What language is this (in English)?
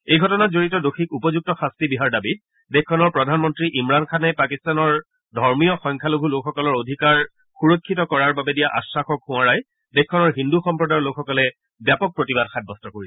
Assamese